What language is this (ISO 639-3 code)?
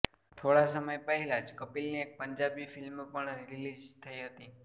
guj